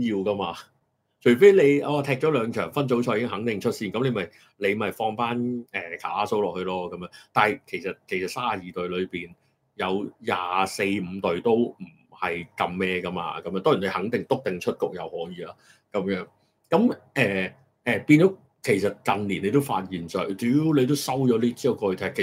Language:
Chinese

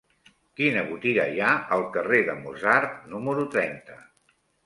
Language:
Catalan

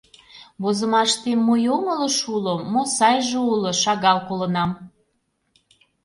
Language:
Mari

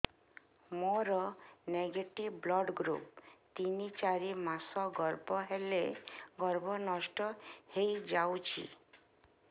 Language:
Odia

